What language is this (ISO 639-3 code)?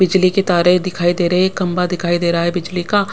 hin